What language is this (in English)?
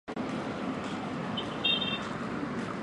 Chinese